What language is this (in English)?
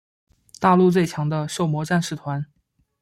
Chinese